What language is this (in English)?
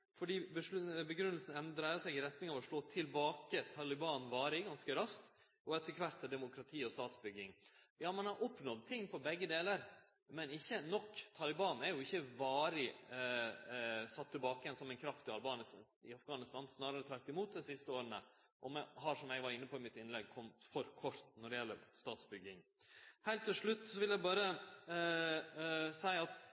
Norwegian Nynorsk